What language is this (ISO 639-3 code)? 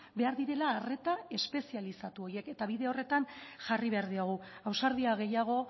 eus